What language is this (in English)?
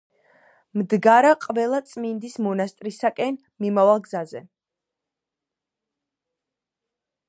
Georgian